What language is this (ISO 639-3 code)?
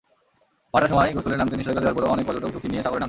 ben